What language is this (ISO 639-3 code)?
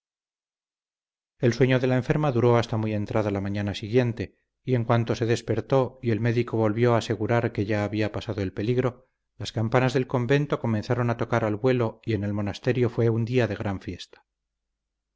spa